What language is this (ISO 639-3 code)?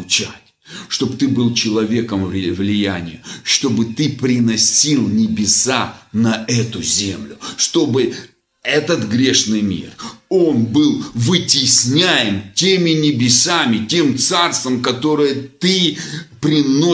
rus